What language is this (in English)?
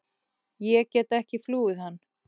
Icelandic